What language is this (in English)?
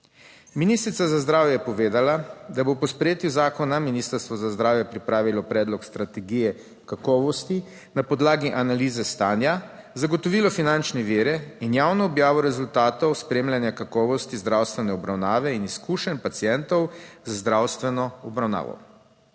Slovenian